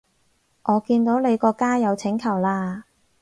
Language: Cantonese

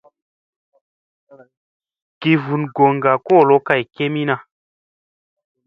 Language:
Musey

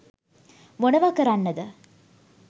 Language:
Sinhala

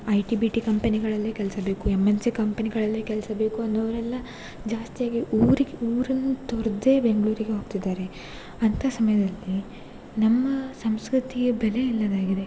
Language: Kannada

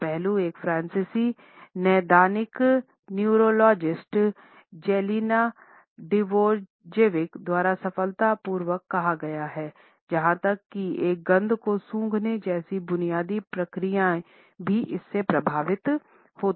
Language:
Hindi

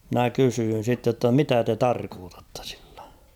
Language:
Finnish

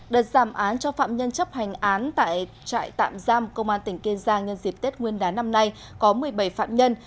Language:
Vietnamese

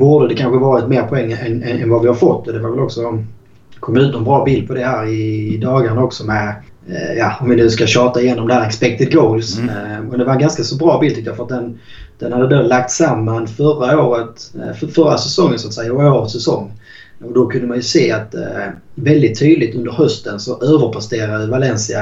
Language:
Swedish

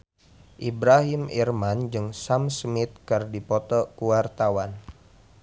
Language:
Sundanese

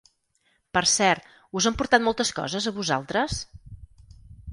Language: Catalan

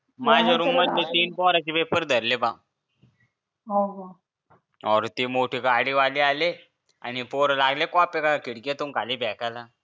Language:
Marathi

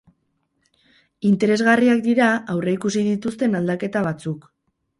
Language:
Basque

